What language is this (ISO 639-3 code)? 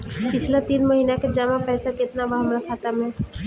bho